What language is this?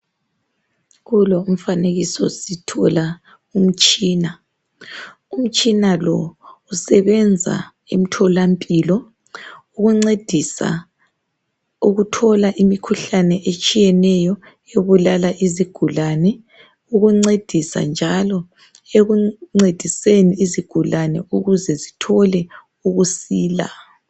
North Ndebele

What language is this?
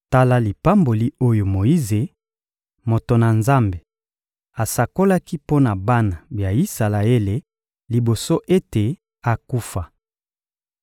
Lingala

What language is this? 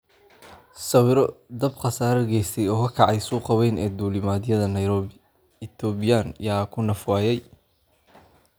Somali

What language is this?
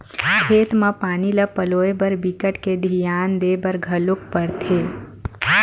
Chhattisgarhi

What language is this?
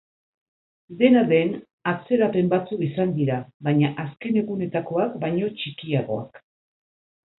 Basque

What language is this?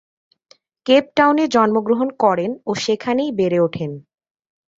Bangla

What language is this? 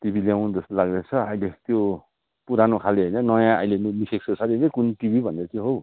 Nepali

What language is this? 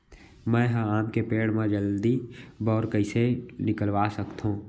Chhattisgarhi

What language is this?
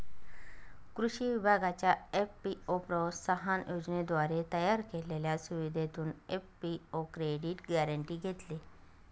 Marathi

